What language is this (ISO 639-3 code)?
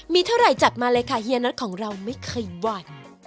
tha